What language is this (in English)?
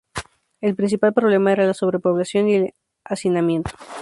Spanish